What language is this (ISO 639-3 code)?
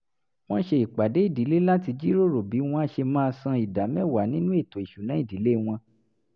yor